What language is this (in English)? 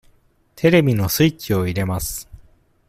Japanese